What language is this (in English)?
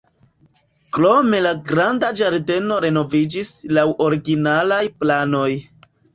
Esperanto